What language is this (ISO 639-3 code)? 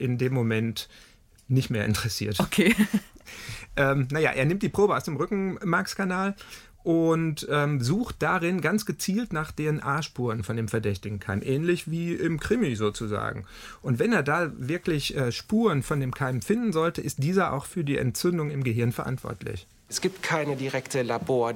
deu